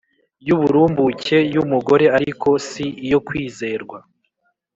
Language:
Kinyarwanda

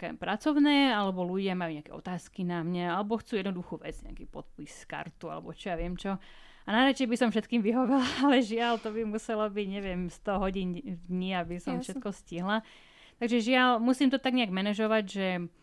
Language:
Slovak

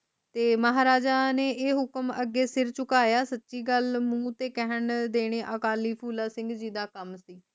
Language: Punjabi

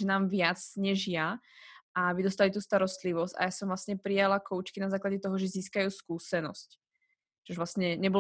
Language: Slovak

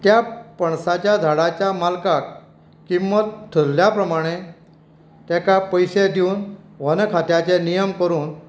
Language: Konkani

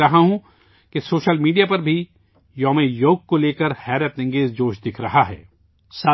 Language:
Urdu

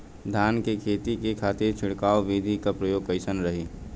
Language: Bhojpuri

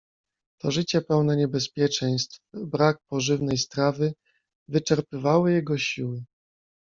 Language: Polish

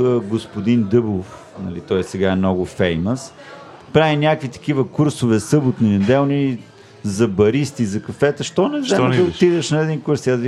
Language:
Bulgarian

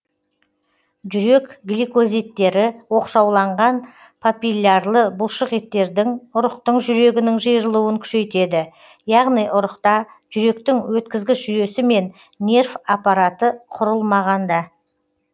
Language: Kazakh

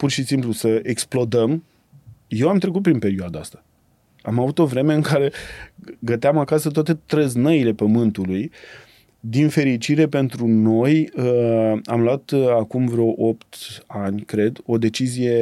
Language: Romanian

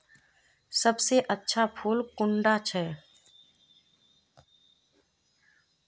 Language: Magahi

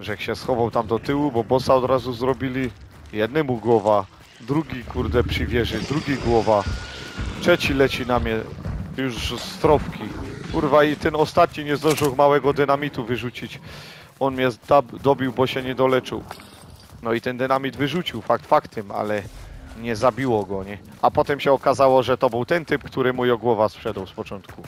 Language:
Polish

